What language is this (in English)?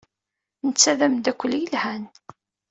Kabyle